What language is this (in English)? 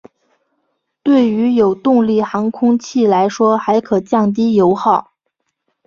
Chinese